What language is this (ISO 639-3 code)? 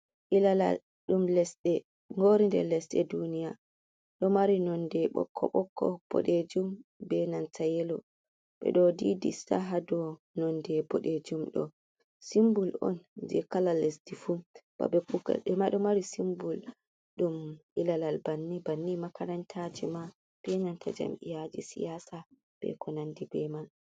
ful